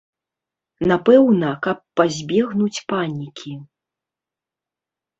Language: Belarusian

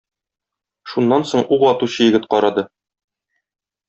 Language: Tatar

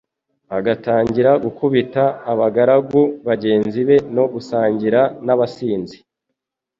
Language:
Kinyarwanda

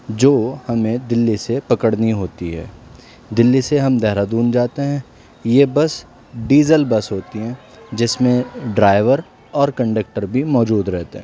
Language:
Urdu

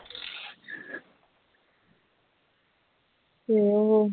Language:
Punjabi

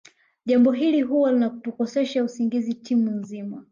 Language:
Swahili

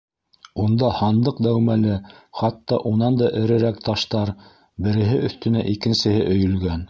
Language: Bashkir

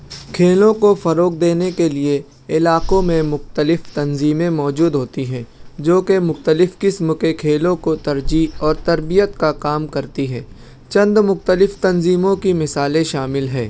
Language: Urdu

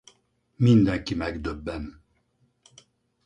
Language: Hungarian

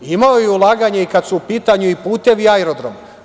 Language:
Serbian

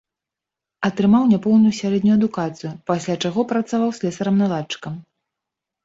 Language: Belarusian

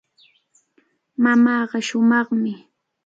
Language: Cajatambo North Lima Quechua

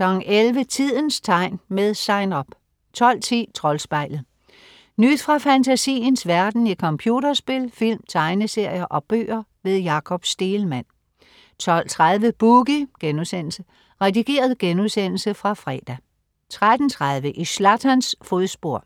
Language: Danish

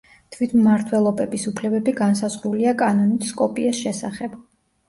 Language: Georgian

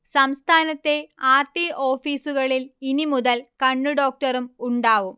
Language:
Malayalam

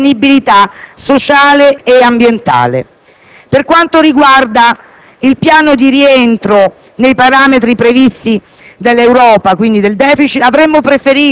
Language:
Italian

